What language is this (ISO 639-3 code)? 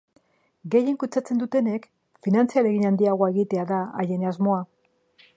eus